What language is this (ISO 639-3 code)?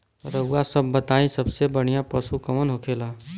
bho